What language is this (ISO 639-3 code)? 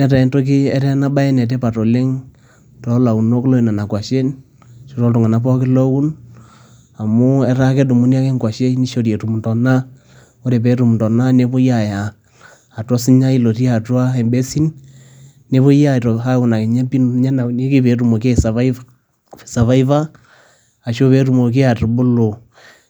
mas